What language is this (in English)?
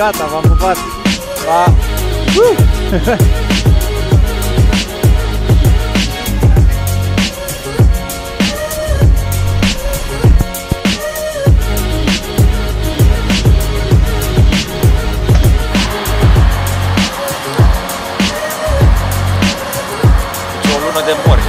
Romanian